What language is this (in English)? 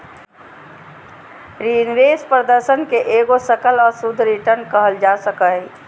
Magahi